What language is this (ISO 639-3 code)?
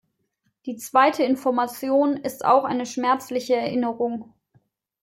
deu